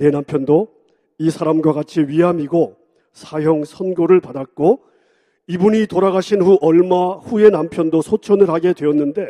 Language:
Korean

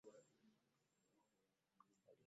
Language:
Ganda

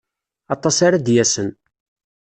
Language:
Kabyle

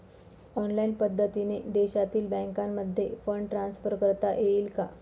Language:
Marathi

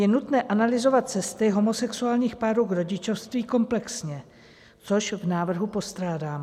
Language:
Czech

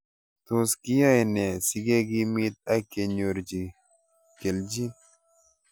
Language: Kalenjin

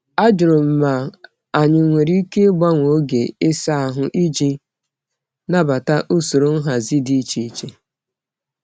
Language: Igbo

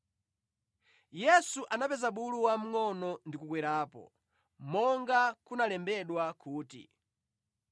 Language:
Nyanja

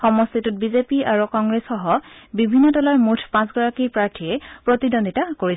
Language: Assamese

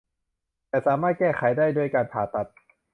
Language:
Thai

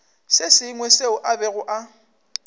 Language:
Northern Sotho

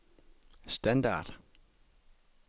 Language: Danish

